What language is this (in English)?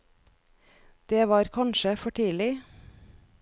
Norwegian